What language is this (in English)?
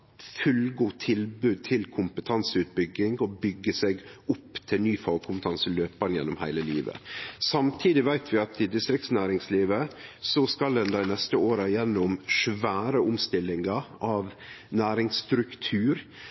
Norwegian Nynorsk